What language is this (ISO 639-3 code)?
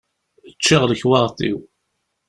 kab